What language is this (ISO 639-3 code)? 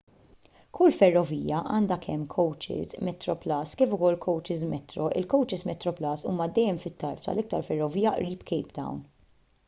mlt